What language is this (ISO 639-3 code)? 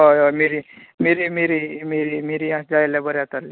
kok